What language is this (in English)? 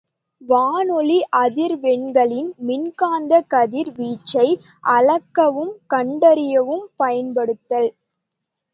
Tamil